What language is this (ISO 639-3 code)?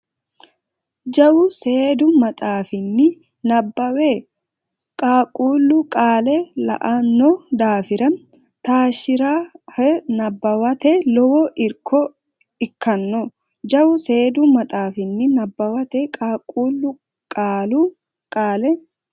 sid